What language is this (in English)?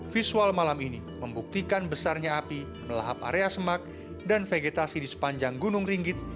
Indonesian